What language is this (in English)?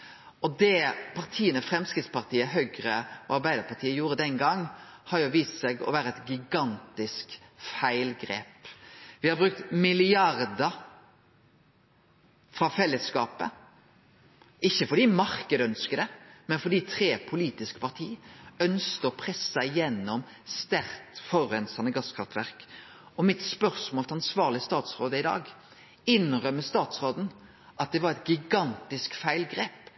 Norwegian Nynorsk